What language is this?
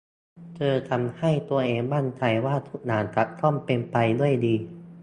Thai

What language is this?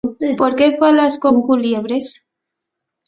Asturian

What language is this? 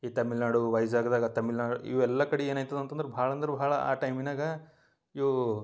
Kannada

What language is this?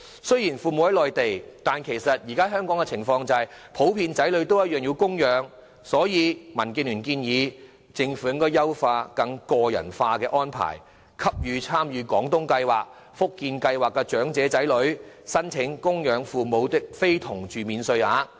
Cantonese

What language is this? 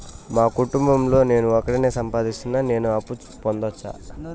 Telugu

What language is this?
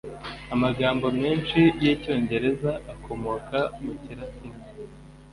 Kinyarwanda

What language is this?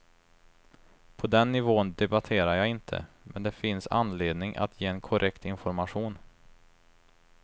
Swedish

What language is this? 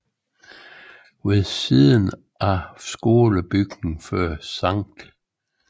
Danish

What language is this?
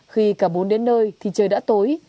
Vietnamese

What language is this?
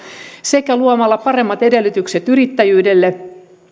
Finnish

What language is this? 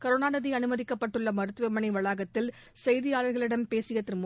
Tamil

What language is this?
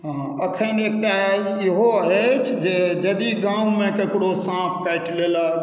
Maithili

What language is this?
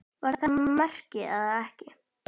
Icelandic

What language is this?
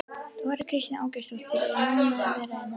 Icelandic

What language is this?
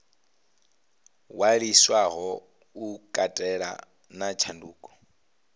Venda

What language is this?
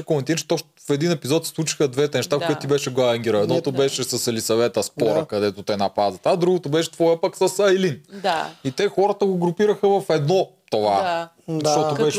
Bulgarian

